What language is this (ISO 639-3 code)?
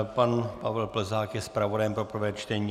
ces